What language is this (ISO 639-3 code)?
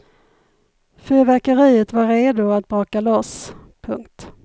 swe